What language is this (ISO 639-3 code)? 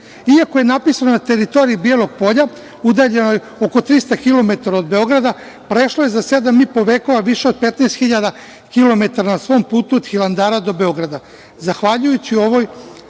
srp